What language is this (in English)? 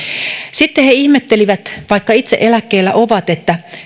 Finnish